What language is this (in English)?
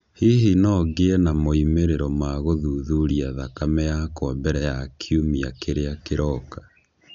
Kikuyu